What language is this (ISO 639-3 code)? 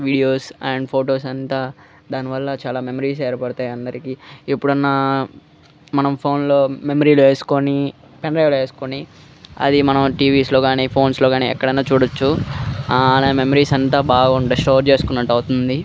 tel